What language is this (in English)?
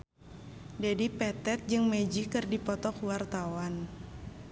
Sundanese